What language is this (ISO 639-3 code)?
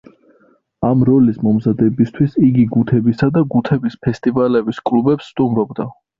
kat